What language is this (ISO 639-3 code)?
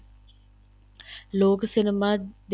pan